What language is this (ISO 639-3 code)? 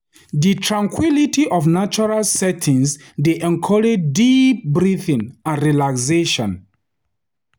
pcm